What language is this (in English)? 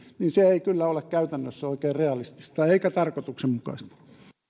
Finnish